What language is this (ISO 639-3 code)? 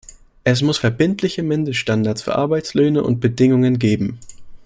deu